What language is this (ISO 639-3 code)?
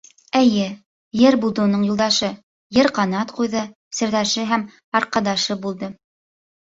bak